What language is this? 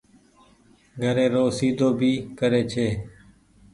Goaria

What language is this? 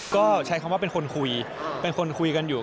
Thai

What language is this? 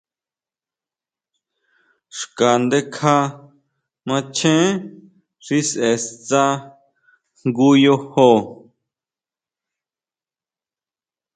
Huautla Mazatec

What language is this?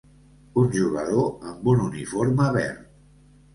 Catalan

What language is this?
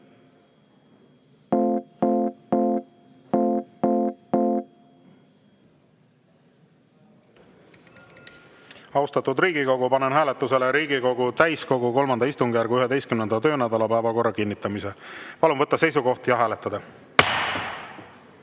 Estonian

